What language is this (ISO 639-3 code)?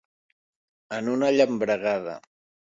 cat